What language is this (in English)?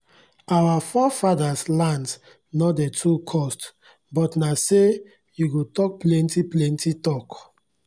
Nigerian Pidgin